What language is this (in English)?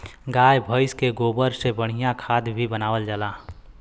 Bhojpuri